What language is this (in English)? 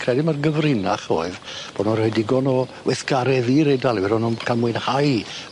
Welsh